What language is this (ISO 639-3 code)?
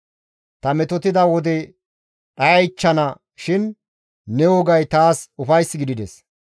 gmv